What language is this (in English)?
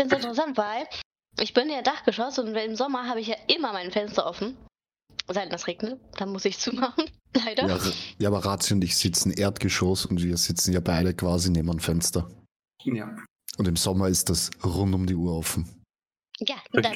German